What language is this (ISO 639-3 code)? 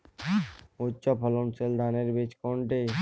ben